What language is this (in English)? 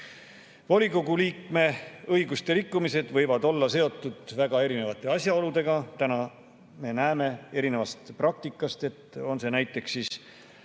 Estonian